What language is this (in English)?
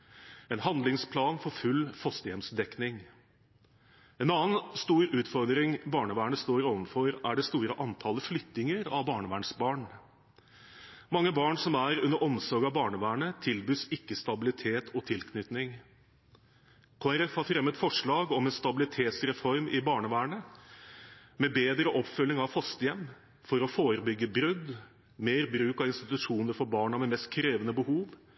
Norwegian Bokmål